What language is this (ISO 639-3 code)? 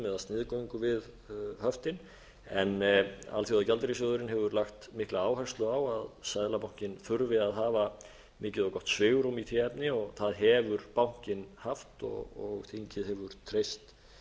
isl